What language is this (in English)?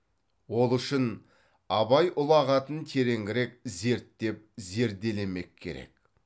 Kazakh